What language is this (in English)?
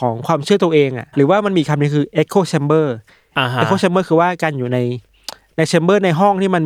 Thai